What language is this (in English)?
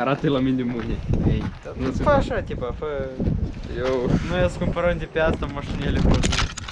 Romanian